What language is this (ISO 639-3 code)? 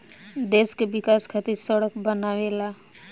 bho